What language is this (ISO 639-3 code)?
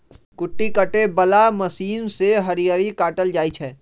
mag